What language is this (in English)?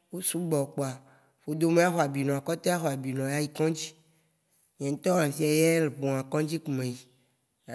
Waci Gbe